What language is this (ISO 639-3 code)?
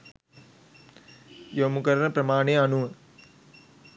sin